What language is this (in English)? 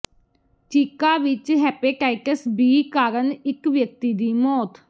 Punjabi